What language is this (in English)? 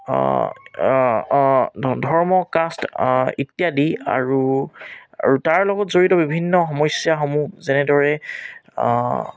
Assamese